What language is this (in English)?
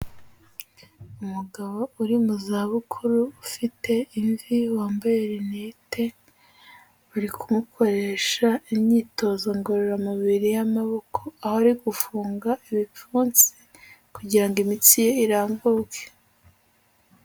Kinyarwanda